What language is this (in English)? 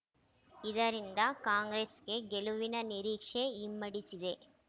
Kannada